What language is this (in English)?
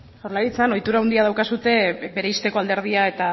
Basque